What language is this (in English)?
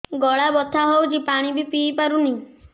Odia